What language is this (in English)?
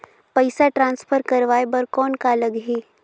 Chhattisgarhi